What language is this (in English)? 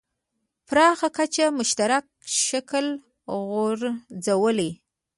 Pashto